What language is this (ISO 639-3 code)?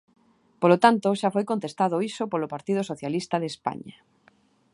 glg